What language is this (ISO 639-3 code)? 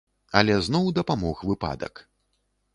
bel